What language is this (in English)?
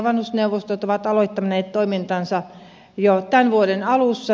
Finnish